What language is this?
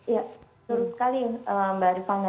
Indonesian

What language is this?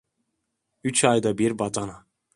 Turkish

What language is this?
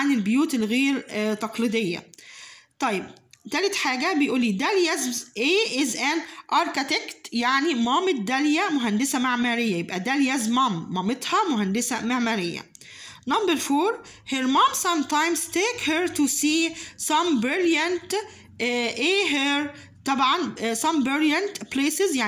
Arabic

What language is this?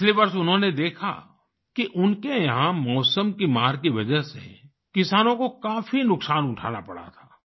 Hindi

